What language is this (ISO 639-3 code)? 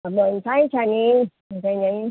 nep